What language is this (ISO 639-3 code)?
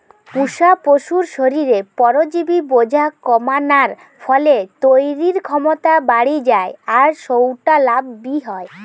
ben